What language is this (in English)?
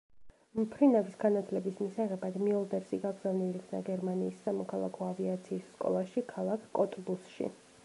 Georgian